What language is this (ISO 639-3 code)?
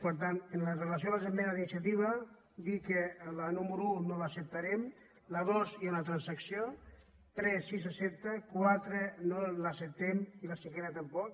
cat